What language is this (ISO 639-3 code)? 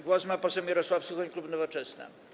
pol